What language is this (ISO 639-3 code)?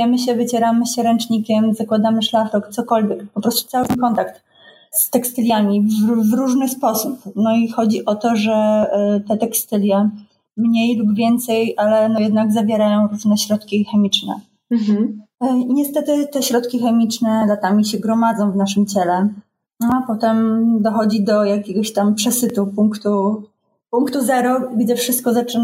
pol